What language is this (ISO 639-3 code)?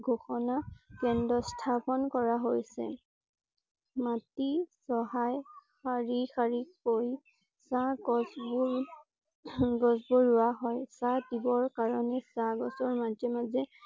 asm